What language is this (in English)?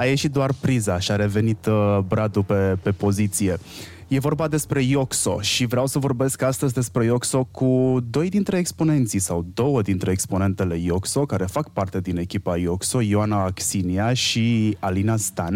Romanian